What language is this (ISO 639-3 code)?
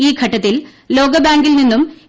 mal